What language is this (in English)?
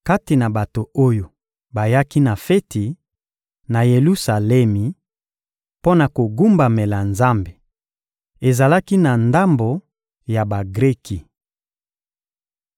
Lingala